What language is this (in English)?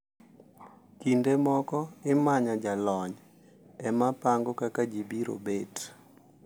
Luo (Kenya and Tanzania)